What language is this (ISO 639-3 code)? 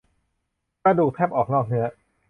tha